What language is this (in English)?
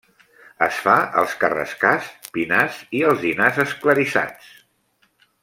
Catalan